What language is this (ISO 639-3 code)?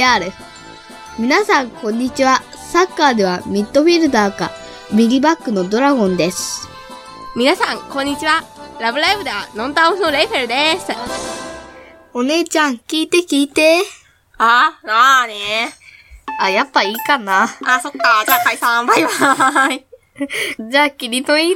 jpn